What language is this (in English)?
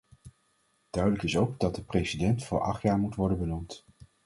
Dutch